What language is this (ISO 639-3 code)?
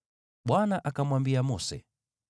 swa